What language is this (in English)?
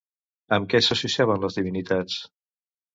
Catalan